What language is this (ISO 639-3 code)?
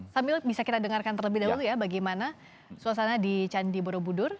ind